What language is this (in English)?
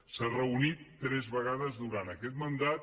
Catalan